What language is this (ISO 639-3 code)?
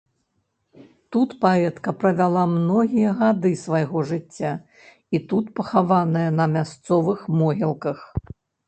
bel